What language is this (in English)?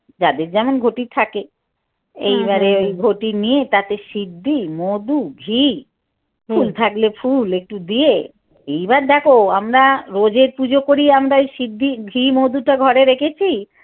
Bangla